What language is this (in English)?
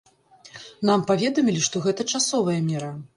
Belarusian